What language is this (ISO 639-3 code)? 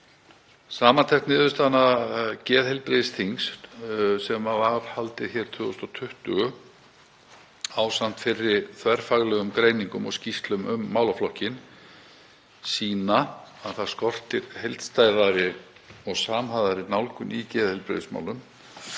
isl